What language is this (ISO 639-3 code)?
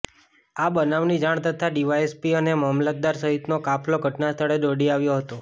guj